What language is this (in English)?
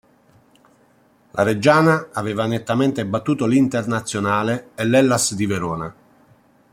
Italian